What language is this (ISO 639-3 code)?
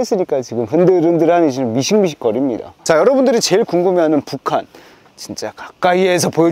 kor